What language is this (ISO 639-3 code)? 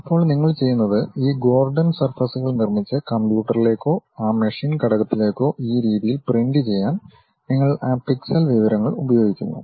mal